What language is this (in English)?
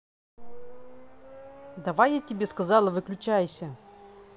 Russian